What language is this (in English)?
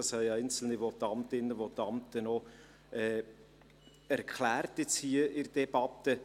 Swiss German